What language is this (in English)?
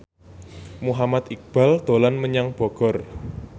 Javanese